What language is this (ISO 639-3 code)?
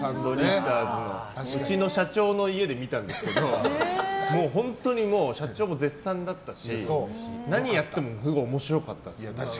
jpn